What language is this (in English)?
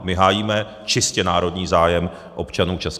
Czech